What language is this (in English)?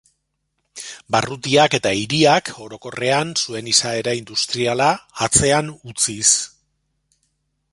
Basque